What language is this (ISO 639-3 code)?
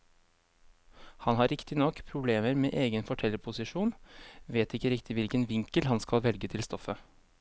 nor